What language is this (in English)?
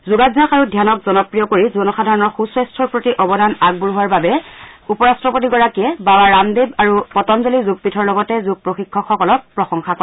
Assamese